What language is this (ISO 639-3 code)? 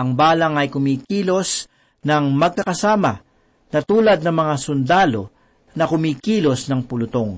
fil